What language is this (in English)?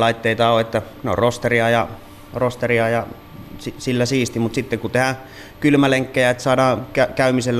Finnish